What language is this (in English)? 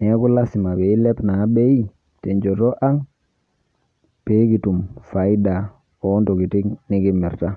Masai